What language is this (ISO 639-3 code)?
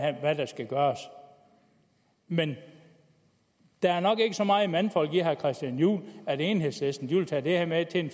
dan